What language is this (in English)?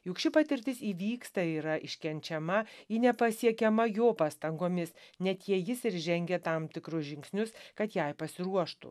Lithuanian